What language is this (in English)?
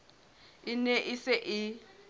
Southern Sotho